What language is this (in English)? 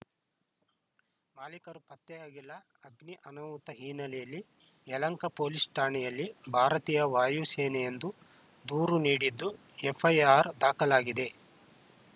Kannada